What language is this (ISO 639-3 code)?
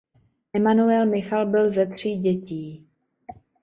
ces